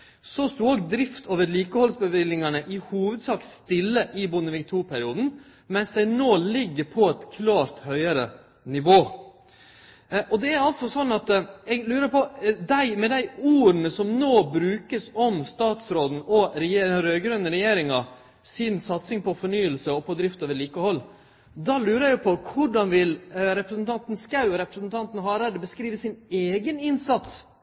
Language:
Norwegian Nynorsk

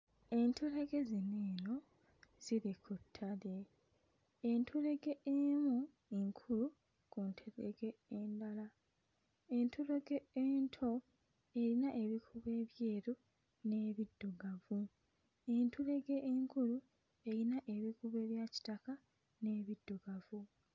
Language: Ganda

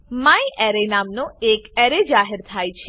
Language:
Gujarati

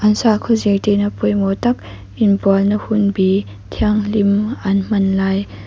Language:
Mizo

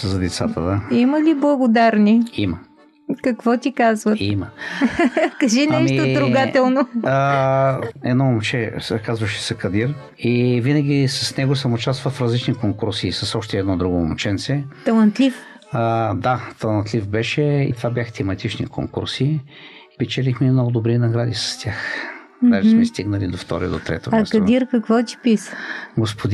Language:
Bulgarian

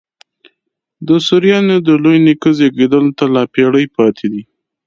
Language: Pashto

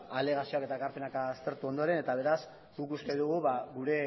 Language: Basque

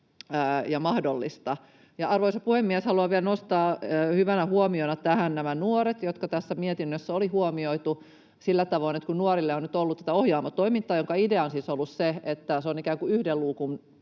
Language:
Finnish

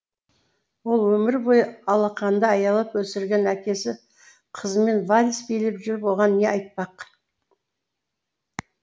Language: Kazakh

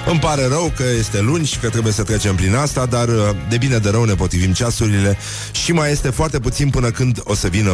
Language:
Romanian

